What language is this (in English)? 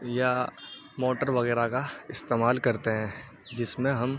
Urdu